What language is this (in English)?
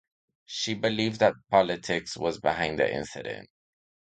English